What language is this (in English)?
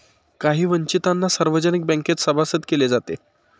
Marathi